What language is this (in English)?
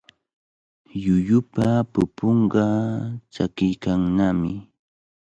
Cajatambo North Lima Quechua